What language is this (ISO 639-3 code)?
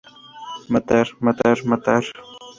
spa